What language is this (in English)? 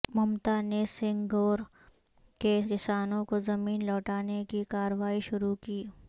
Urdu